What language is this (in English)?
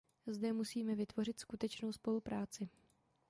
Czech